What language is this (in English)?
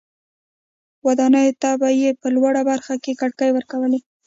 Pashto